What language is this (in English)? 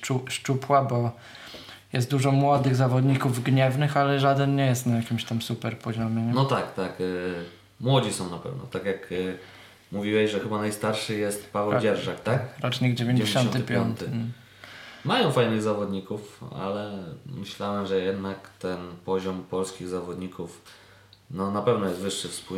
Polish